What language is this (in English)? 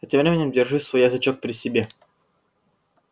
Russian